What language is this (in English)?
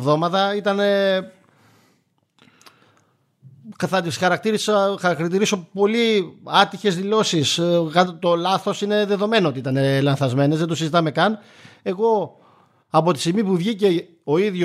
Greek